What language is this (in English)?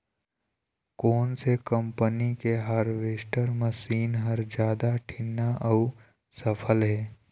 Chhattisgarhi